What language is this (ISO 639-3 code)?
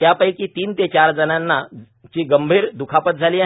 mar